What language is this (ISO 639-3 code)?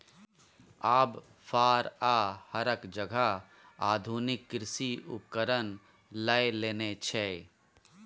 mai